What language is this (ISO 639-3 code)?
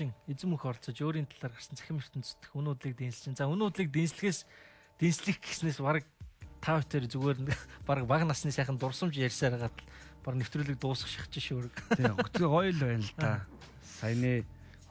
ron